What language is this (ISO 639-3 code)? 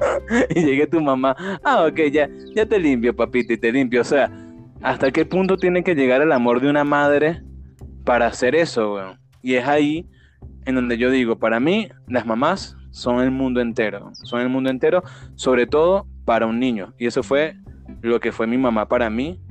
spa